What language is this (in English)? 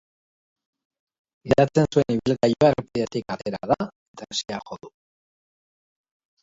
Basque